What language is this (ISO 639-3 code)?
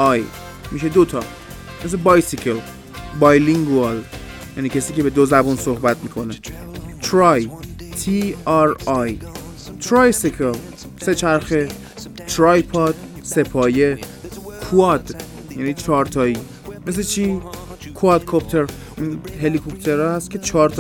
fas